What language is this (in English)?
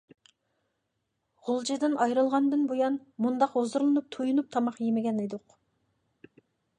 Uyghur